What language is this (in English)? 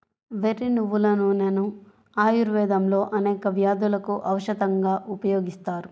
Telugu